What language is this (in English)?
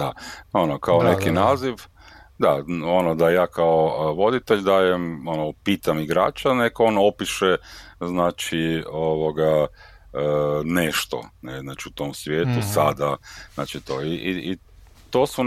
Croatian